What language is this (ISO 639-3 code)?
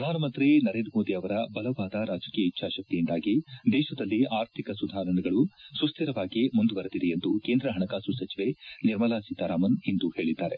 kan